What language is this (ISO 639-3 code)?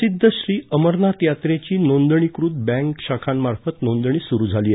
mar